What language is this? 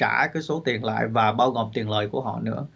Vietnamese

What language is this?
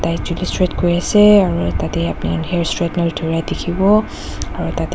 Naga Pidgin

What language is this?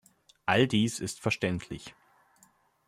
German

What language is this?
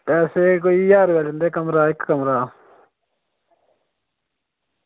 Dogri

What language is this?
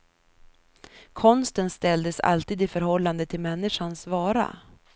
Swedish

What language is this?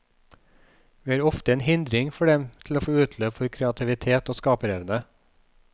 Norwegian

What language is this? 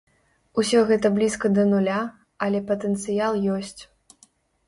Belarusian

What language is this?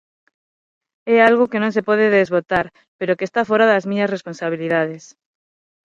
Galician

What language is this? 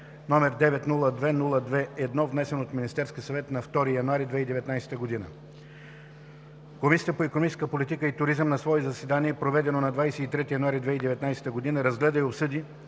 Bulgarian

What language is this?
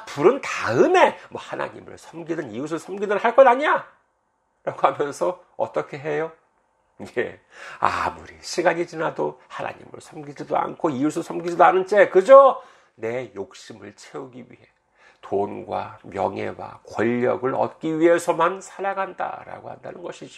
Korean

